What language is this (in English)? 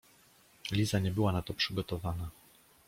Polish